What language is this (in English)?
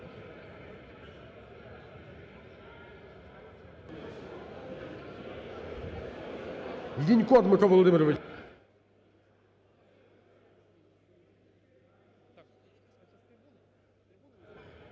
Ukrainian